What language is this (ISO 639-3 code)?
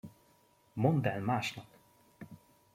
hun